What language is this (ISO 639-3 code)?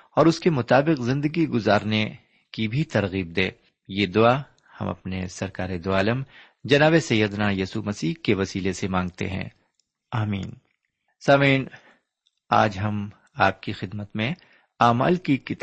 urd